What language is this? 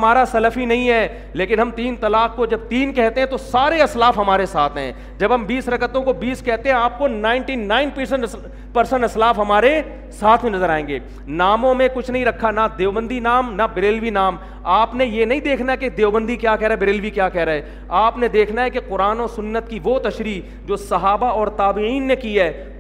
Urdu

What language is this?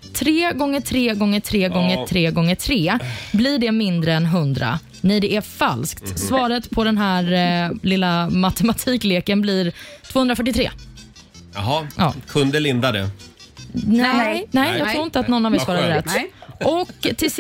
Swedish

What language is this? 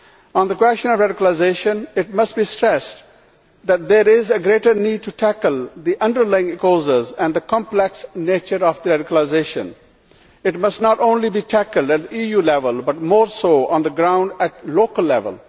English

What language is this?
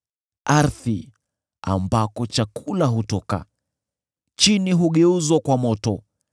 Swahili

